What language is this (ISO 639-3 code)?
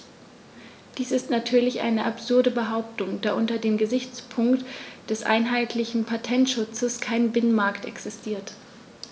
deu